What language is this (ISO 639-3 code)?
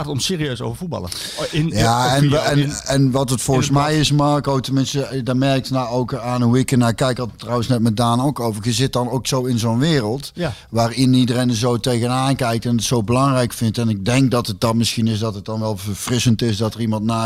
nld